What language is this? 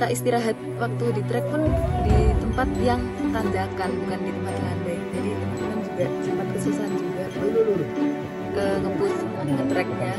Indonesian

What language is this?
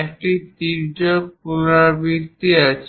Bangla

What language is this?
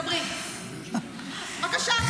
Hebrew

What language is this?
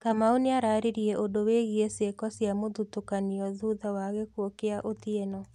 Kikuyu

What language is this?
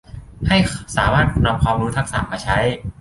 Thai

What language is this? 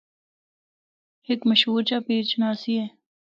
Northern Hindko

